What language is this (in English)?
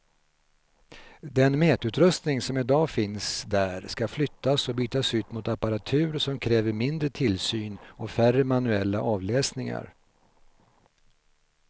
Swedish